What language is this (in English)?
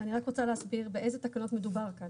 Hebrew